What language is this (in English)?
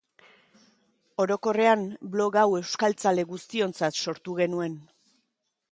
Basque